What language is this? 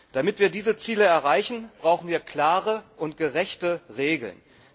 German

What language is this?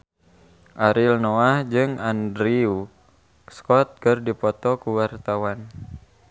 Sundanese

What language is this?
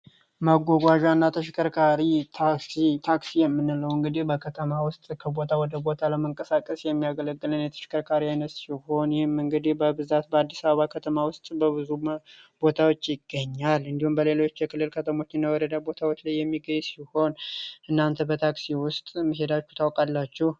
Amharic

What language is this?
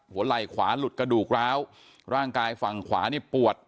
Thai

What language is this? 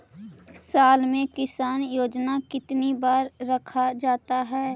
Magahi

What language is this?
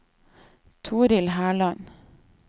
Norwegian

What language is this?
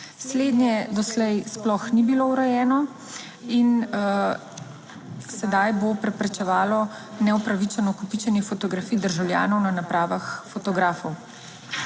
Slovenian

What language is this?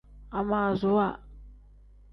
Tem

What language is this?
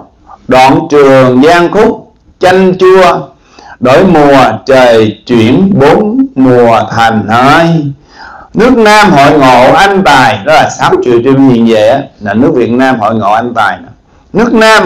Vietnamese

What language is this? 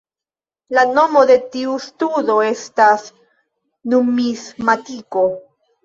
Esperanto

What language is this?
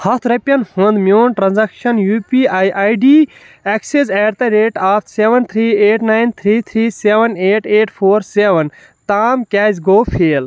Kashmiri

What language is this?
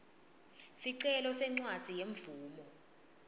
Swati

